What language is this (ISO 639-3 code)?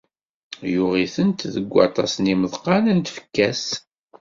kab